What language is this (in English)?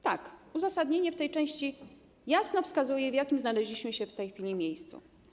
Polish